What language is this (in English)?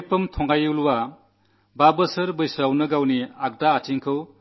Malayalam